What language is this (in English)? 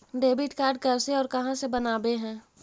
Magahi